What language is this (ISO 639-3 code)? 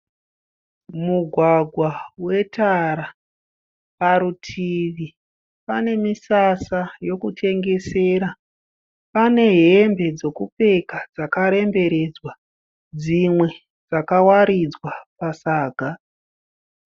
sna